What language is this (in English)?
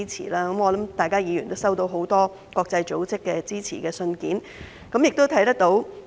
Cantonese